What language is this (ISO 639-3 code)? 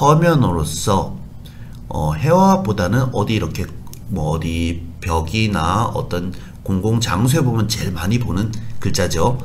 kor